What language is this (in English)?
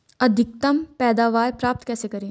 Hindi